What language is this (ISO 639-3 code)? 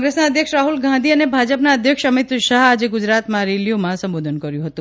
guj